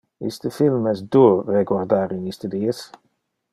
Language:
Interlingua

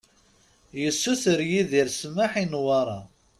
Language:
Kabyle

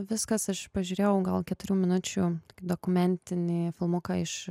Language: Lithuanian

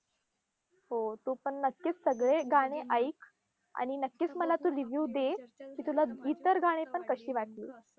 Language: Marathi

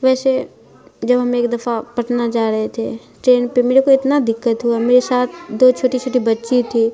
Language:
Urdu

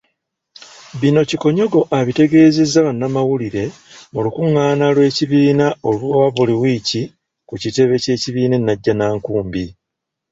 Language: Ganda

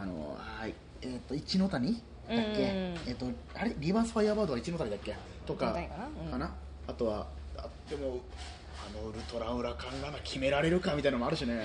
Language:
Japanese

